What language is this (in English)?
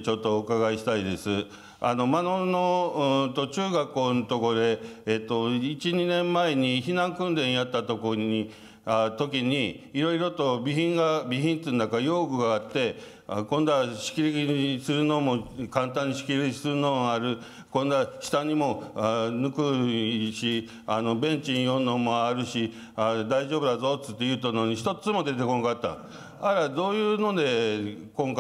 Japanese